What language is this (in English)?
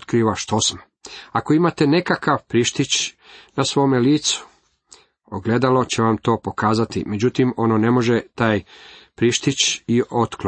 Croatian